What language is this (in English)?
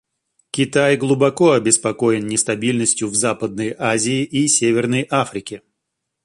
Russian